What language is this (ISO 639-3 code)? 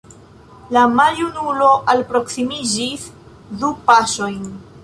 epo